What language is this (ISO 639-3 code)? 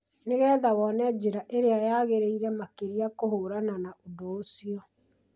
kik